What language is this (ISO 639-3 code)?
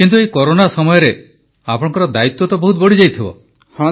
ori